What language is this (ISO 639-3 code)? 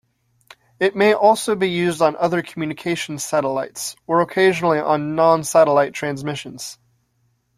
eng